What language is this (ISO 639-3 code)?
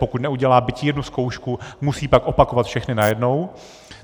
ces